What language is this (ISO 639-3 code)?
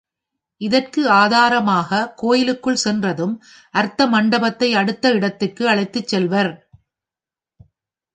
tam